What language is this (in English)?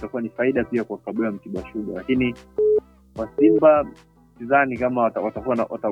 Swahili